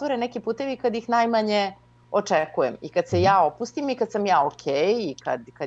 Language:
Croatian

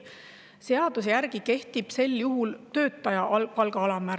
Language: Estonian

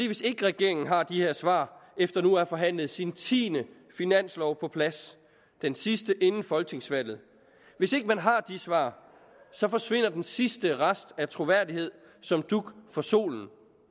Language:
Danish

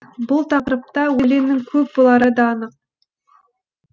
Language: Kazakh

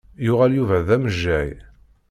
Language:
Kabyle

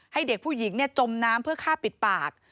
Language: Thai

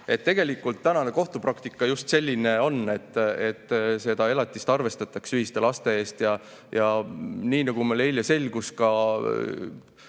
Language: Estonian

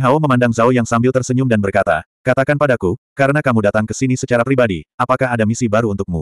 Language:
Indonesian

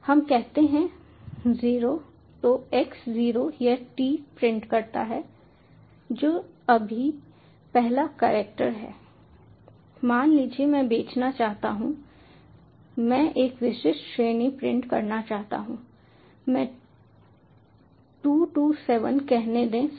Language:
Hindi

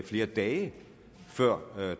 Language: Danish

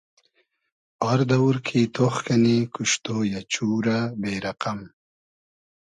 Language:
Hazaragi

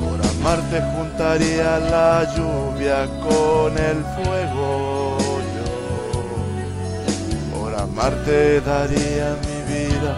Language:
Spanish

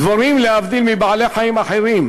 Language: Hebrew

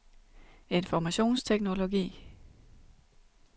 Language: Danish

